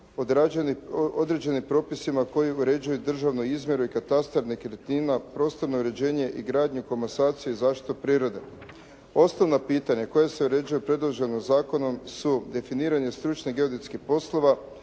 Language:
Croatian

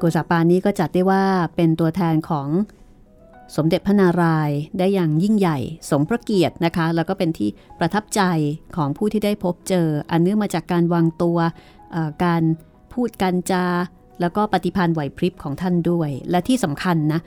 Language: Thai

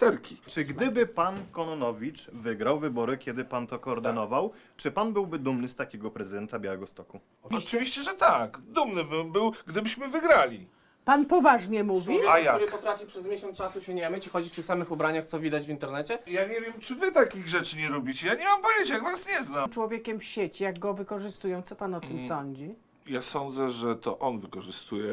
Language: Polish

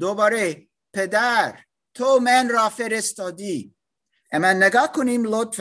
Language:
Persian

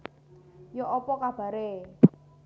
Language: Javanese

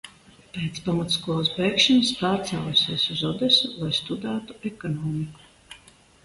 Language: Latvian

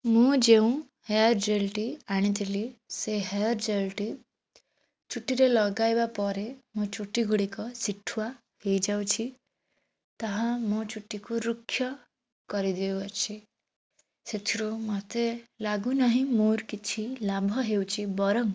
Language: Odia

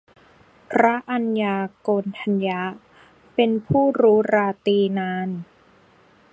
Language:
Thai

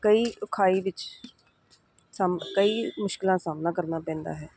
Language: Punjabi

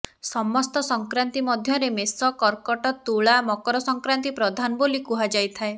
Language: Odia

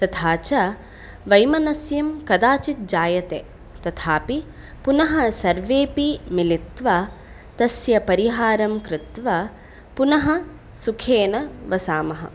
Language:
Sanskrit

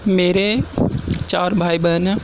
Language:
Urdu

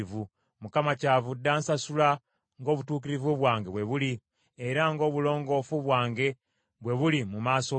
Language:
Ganda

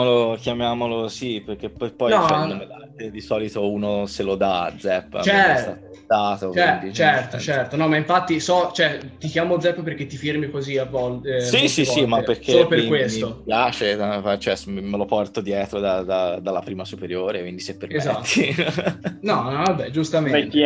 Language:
Italian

